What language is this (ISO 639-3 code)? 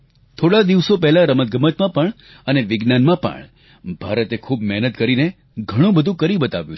guj